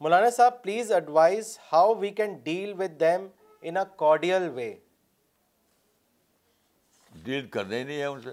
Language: Urdu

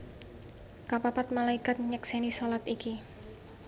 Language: Javanese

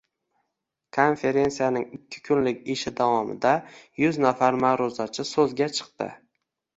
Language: Uzbek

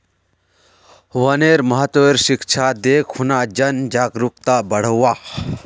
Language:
Magahi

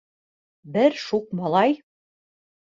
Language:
Bashkir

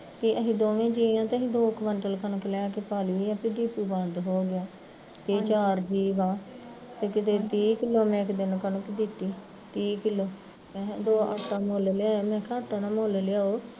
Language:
Punjabi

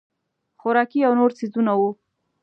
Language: Pashto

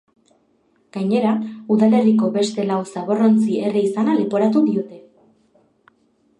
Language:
Basque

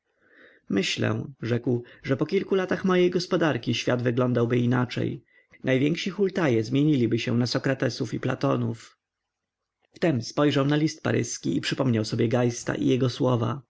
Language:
Polish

